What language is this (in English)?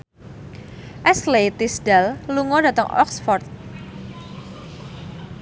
Javanese